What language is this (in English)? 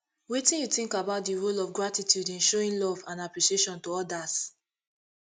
Nigerian Pidgin